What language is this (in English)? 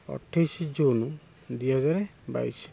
Odia